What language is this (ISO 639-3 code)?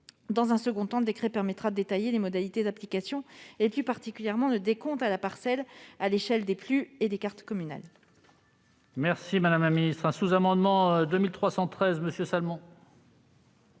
fra